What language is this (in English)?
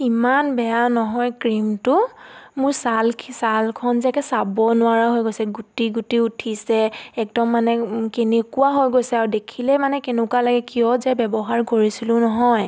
Assamese